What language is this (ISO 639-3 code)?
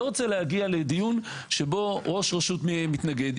heb